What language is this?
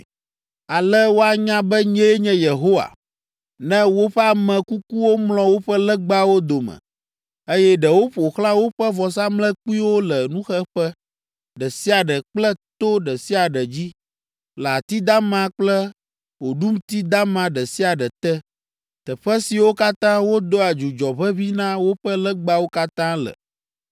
Ewe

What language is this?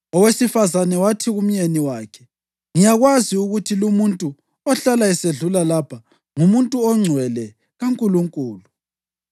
North Ndebele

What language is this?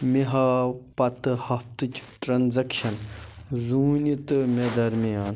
Kashmiri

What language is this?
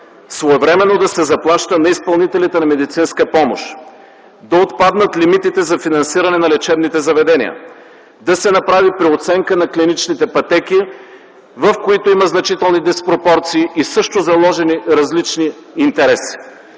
Bulgarian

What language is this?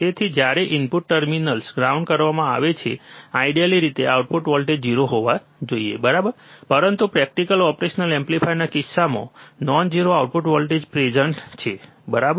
Gujarati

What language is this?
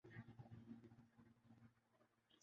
Urdu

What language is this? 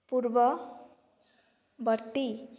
Odia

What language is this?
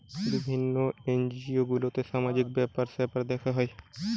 Bangla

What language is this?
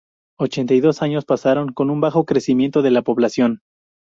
Spanish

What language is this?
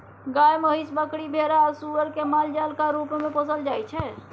Maithili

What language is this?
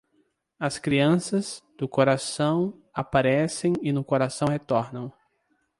Portuguese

